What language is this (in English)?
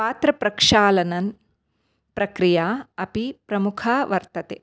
Sanskrit